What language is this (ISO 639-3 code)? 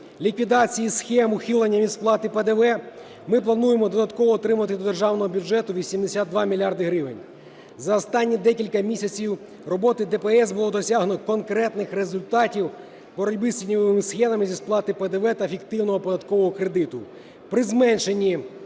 ukr